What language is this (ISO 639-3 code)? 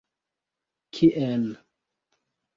epo